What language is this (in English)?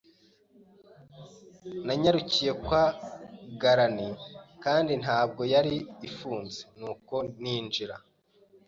Kinyarwanda